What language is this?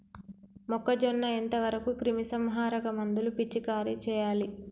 Telugu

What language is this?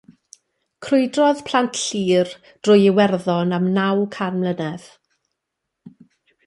Welsh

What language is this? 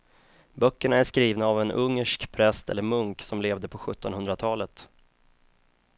Swedish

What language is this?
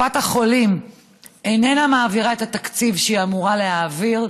Hebrew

